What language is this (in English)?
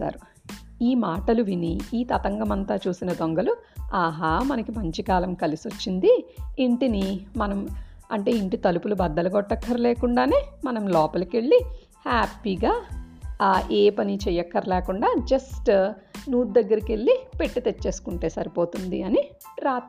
Telugu